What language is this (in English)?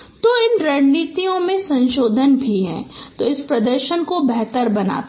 Hindi